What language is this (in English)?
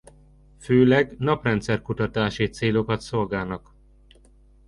Hungarian